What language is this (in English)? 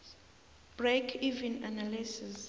South Ndebele